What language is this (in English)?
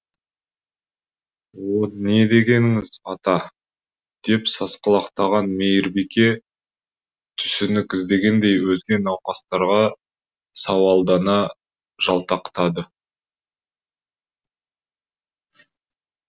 Kazakh